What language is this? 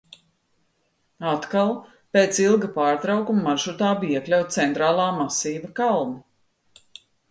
Latvian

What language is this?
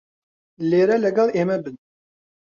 Central Kurdish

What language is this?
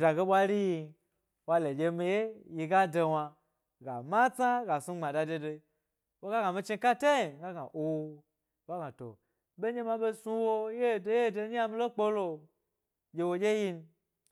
Gbari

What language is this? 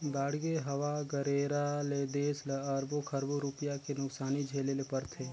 Chhattisgarhi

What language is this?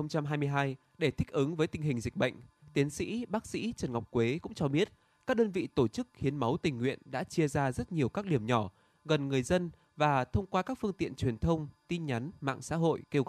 Vietnamese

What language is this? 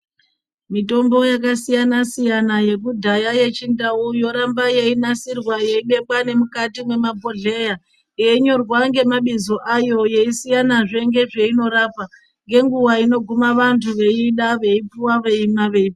Ndau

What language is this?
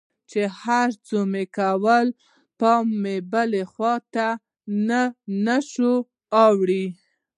Pashto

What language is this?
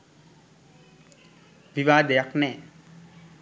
Sinhala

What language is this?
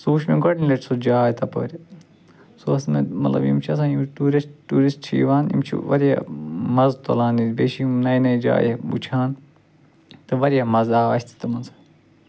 Kashmiri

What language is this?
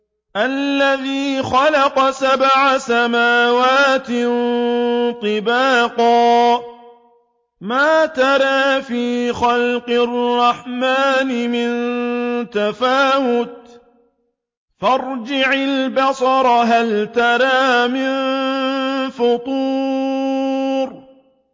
Arabic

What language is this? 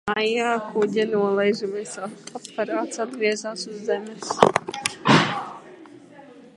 Latvian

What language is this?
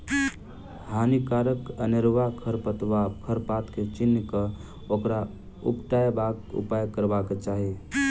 Maithili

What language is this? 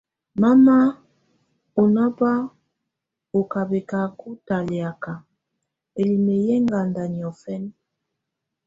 Tunen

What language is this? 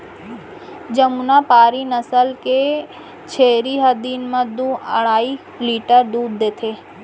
Chhattisgarhi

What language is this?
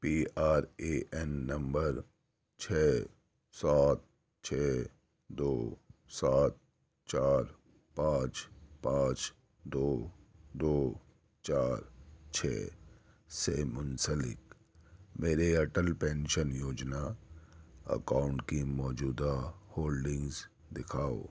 Urdu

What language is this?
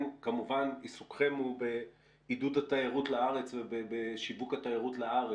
Hebrew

